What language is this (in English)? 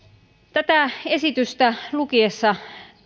Finnish